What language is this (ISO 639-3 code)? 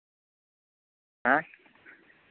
sat